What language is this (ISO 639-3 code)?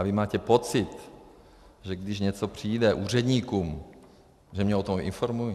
ces